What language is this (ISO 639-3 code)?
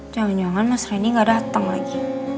ind